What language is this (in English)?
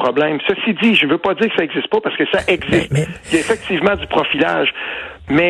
French